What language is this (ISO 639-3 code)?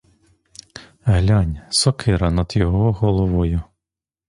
ukr